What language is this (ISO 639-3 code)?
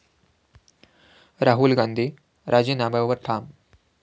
mar